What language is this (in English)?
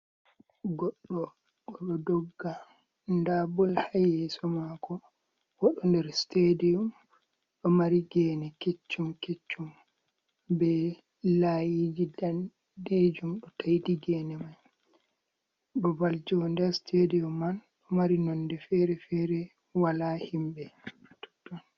Fula